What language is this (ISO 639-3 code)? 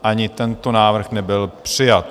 ces